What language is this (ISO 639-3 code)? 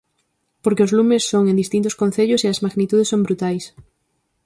glg